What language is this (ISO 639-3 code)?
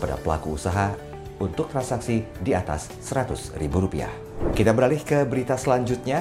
ind